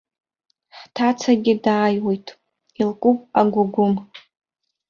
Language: Abkhazian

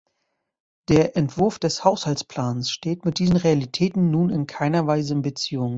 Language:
German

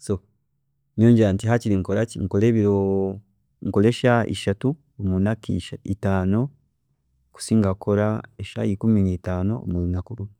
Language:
Chiga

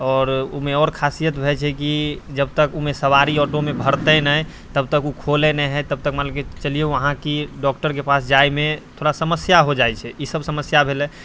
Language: Maithili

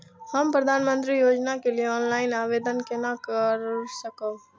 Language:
Maithili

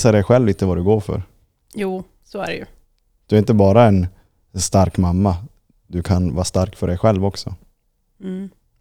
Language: Swedish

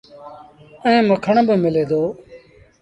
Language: Sindhi Bhil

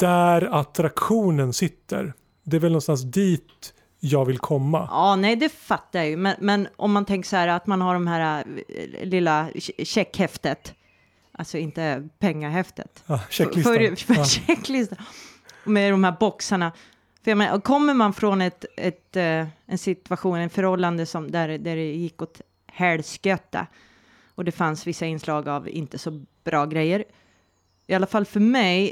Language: Swedish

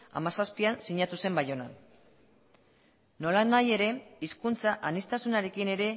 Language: Basque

